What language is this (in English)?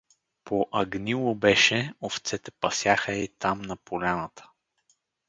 Bulgarian